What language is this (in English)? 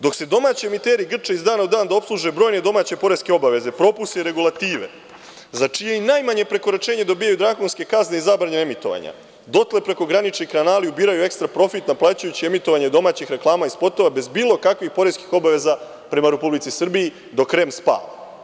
Serbian